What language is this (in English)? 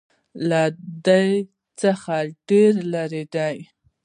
Pashto